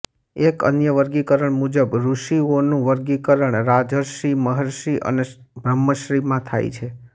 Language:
Gujarati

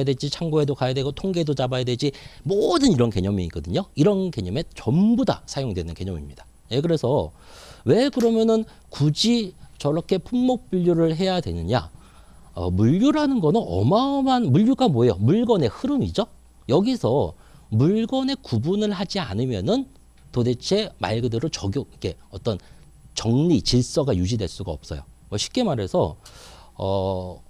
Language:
Korean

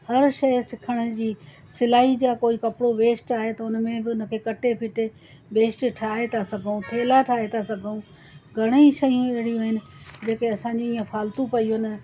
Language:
Sindhi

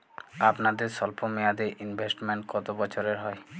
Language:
Bangla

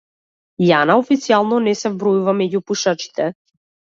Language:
Macedonian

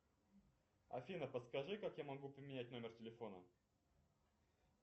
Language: Russian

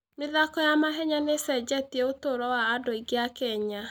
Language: Kikuyu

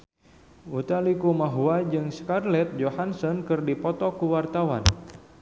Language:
Sundanese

